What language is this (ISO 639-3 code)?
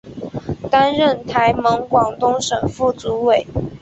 zho